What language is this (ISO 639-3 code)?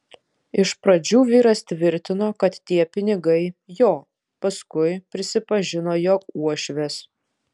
lit